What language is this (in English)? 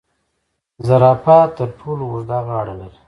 Pashto